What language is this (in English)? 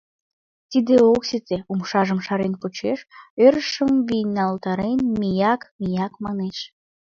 Mari